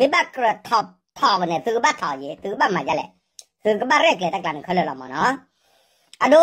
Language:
Thai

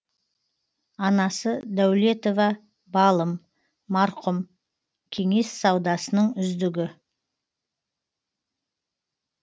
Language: Kazakh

